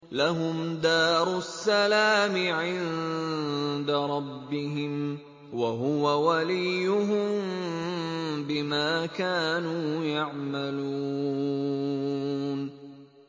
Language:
Arabic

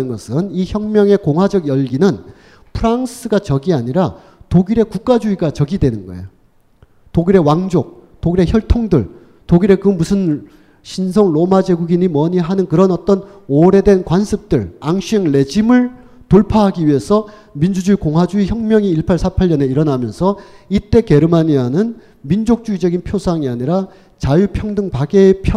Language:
Korean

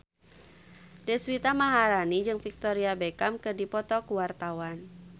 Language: Sundanese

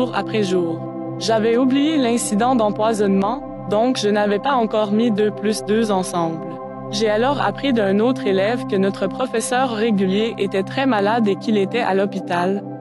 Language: French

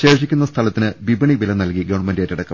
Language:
Malayalam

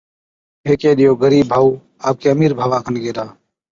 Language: Od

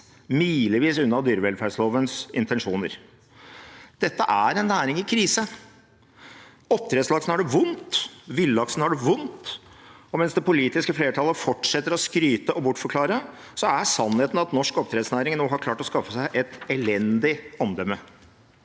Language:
Norwegian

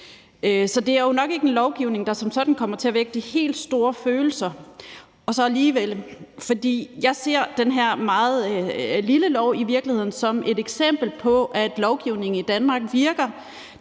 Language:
Danish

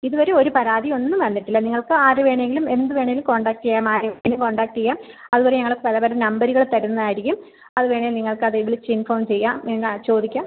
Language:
Malayalam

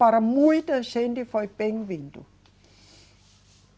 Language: Portuguese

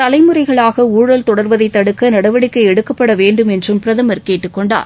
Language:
Tamil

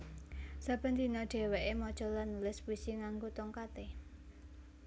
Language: Javanese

